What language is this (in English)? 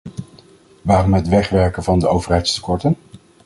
Dutch